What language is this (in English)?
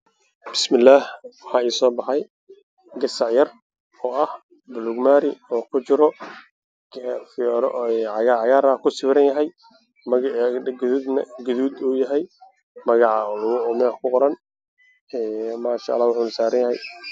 Somali